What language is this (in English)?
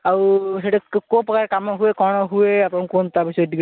Odia